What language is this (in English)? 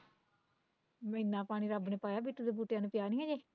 Punjabi